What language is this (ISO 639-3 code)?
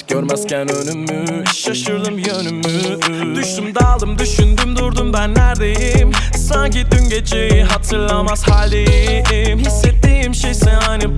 tur